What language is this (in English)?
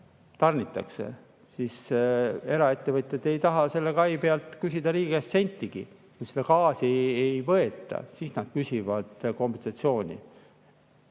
Estonian